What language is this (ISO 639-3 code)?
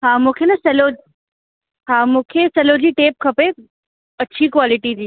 snd